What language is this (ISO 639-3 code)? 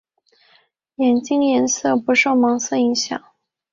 zho